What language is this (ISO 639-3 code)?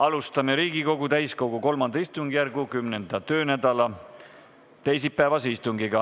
est